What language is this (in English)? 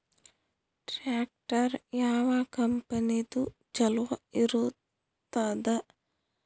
Kannada